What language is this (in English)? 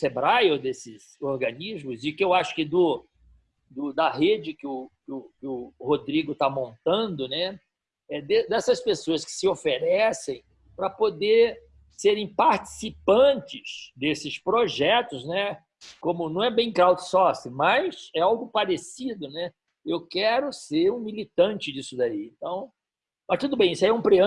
Portuguese